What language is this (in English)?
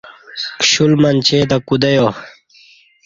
Kati